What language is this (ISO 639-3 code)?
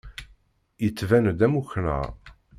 kab